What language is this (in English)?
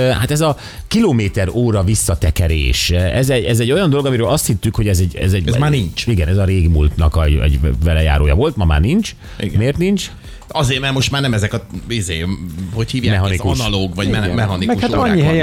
Hungarian